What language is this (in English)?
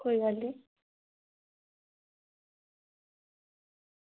Dogri